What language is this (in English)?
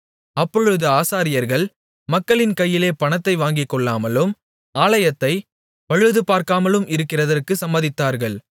Tamil